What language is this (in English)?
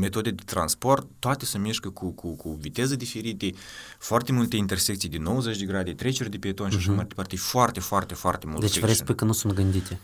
Romanian